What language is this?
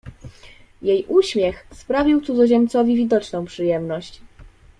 Polish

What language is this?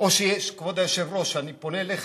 Hebrew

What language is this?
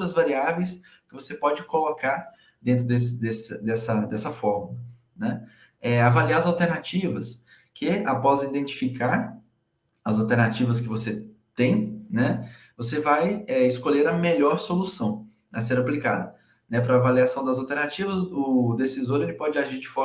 Portuguese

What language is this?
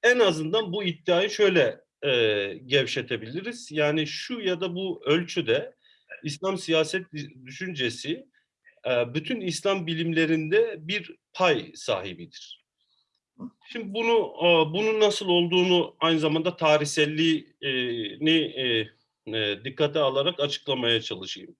Turkish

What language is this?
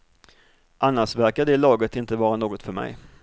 Swedish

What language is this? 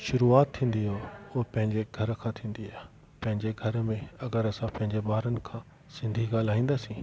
Sindhi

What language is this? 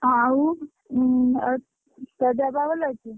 Odia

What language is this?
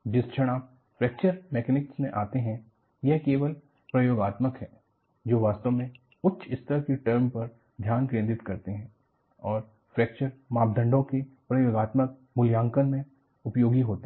Hindi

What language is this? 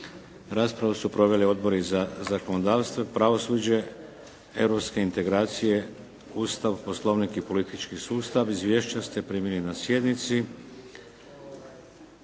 Croatian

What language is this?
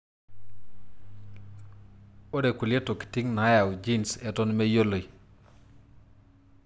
Masai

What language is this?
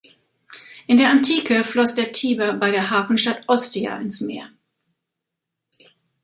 German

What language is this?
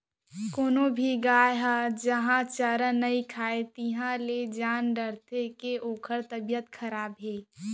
Chhattisgarhi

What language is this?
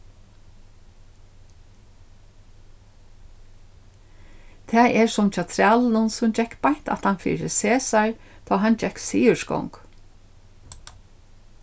Faroese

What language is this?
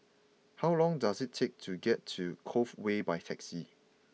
English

